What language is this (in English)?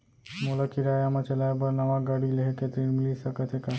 Chhattisgarhi